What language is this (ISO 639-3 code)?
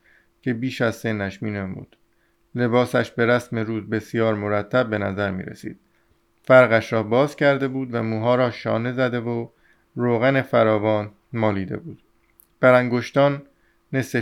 fas